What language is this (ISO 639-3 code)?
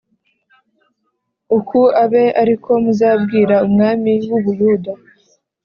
kin